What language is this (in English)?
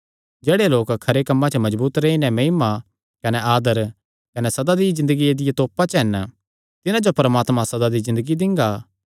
Kangri